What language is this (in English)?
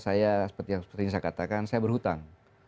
Indonesian